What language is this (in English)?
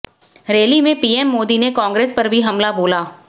Hindi